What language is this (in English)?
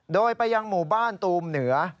Thai